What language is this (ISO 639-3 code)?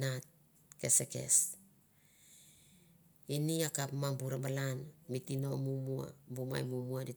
tbf